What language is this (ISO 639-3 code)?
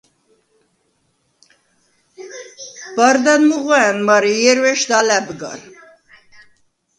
sva